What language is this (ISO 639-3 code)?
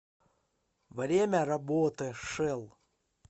rus